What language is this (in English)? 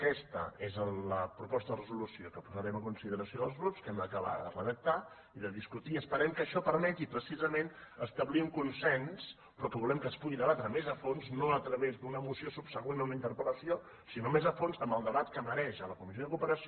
Catalan